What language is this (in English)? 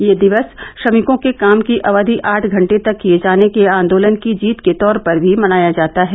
Hindi